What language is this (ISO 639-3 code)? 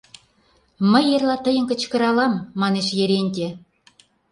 chm